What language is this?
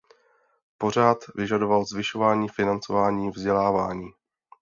Czech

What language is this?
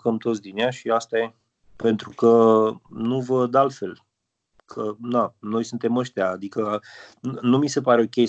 Romanian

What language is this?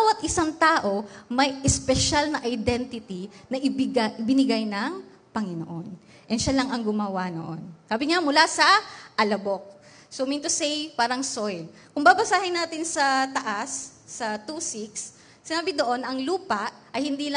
Filipino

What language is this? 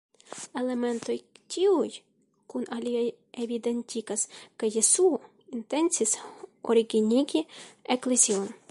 Esperanto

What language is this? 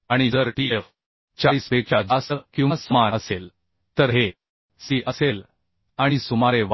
Marathi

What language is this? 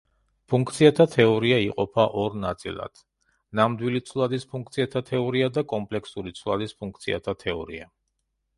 Georgian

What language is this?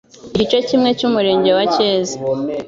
Kinyarwanda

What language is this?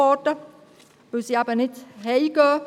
Swiss German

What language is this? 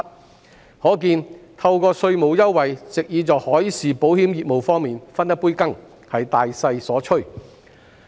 Cantonese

